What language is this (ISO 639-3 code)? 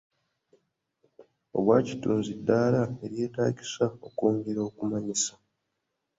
lug